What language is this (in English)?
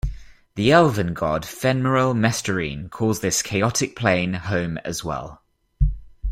English